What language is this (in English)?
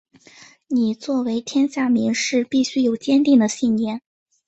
Chinese